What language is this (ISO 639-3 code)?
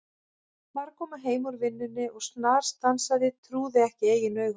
isl